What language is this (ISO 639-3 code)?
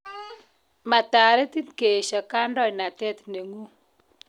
kln